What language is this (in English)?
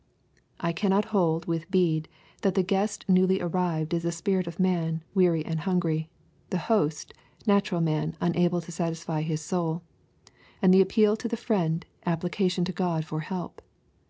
English